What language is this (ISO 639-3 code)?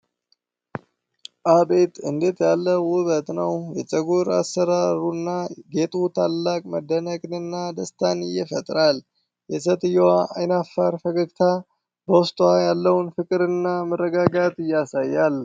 amh